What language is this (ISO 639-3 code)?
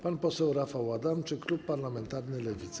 pol